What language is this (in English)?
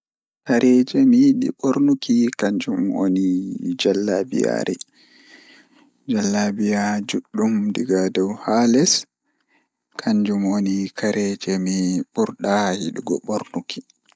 Fula